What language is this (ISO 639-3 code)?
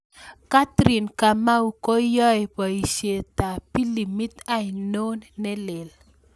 kln